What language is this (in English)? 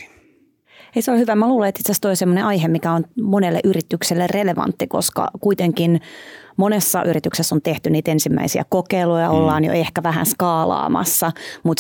Finnish